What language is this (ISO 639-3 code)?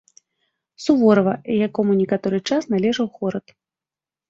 bel